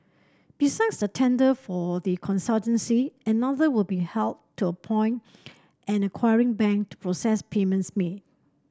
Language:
English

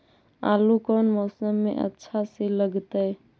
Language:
Magahi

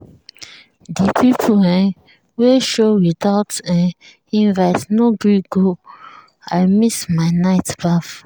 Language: Nigerian Pidgin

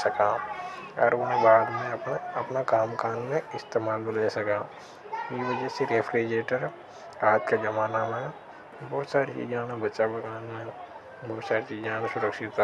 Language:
Hadothi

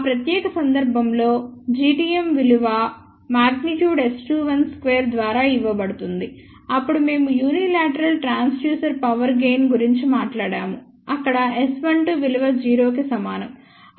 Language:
Telugu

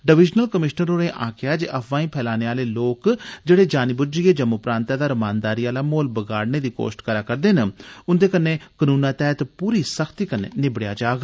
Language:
Dogri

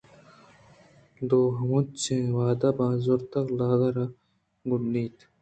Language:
Eastern Balochi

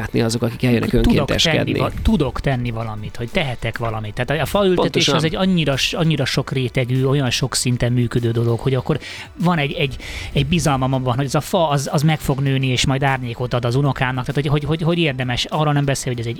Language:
Hungarian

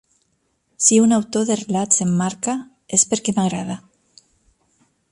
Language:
Catalan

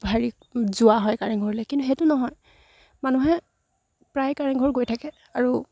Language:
Assamese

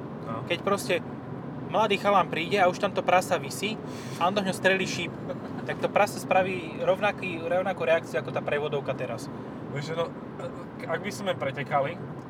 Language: Slovak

